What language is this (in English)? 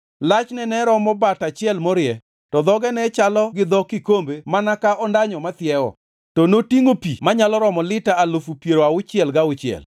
Luo (Kenya and Tanzania)